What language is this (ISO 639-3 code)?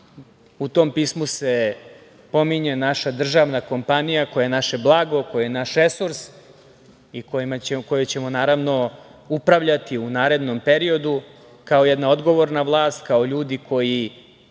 srp